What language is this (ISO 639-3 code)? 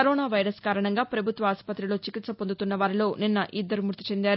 tel